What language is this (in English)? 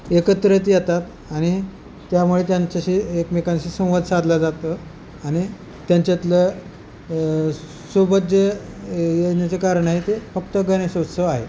Marathi